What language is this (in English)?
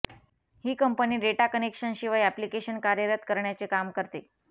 Marathi